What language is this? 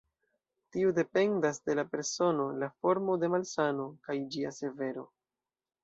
Esperanto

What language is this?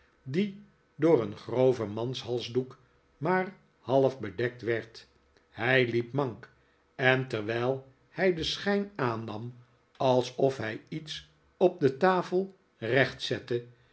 Dutch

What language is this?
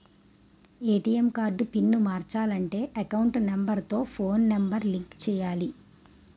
Telugu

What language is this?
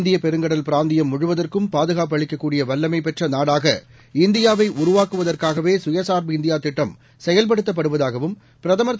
Tamil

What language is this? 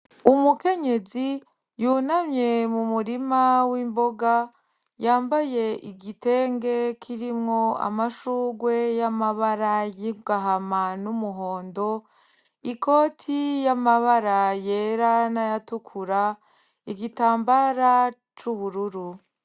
Rundi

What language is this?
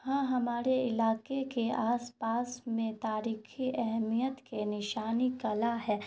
Urdu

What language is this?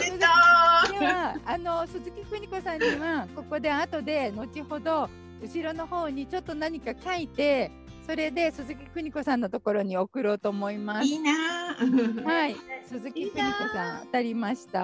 Japanese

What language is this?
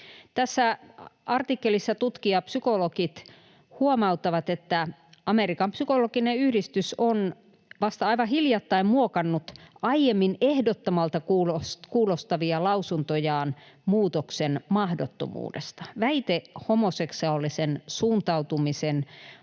Finnish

